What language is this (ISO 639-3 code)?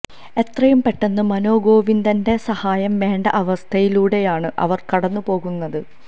mal